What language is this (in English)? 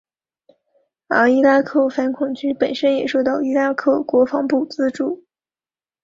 Chinese